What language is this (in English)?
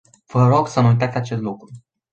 Romanian